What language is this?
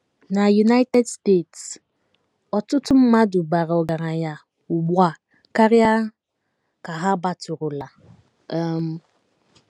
Igbo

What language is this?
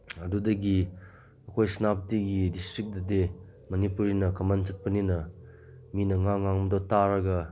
Manipuri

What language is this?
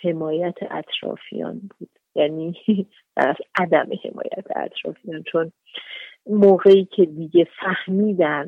Persian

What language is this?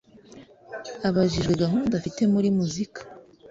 Kinyarwanda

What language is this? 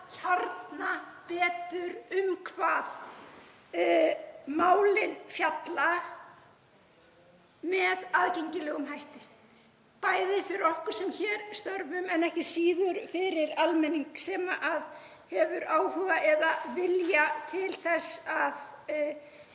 Icelandic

